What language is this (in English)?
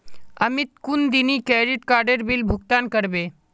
Magahi